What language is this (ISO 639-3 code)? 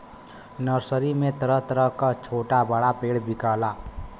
bho